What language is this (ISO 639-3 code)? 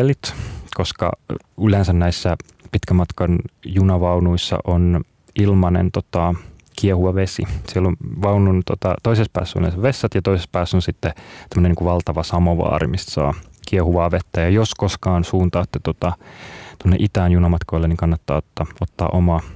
fin